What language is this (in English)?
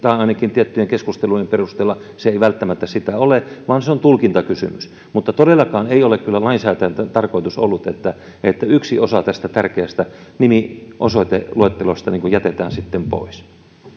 Finnish